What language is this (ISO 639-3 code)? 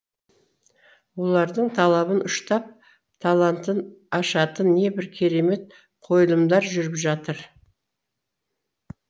kaz